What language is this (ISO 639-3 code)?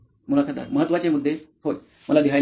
mar